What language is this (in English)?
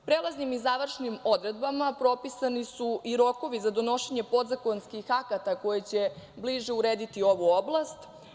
Serbian